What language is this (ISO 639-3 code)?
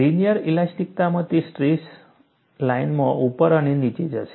guj